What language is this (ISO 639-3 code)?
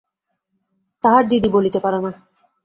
ben